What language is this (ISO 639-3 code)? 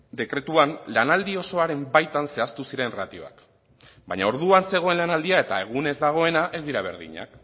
eus